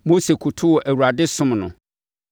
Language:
Akan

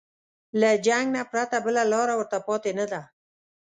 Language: Pashto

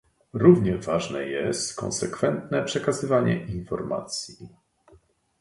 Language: Polish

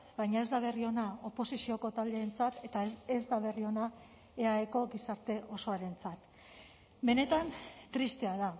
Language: Basque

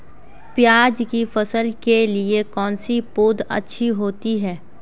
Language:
Hindi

